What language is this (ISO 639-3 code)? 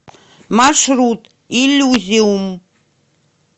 rus